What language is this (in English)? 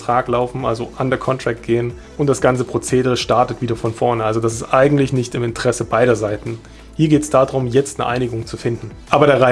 German